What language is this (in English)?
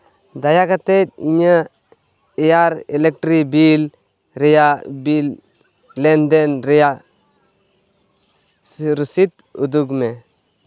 Santali